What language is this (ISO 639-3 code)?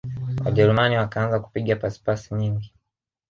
swa